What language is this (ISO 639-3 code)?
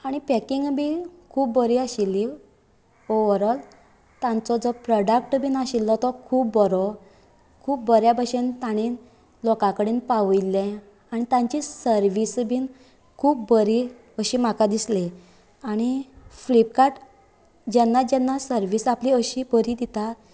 kok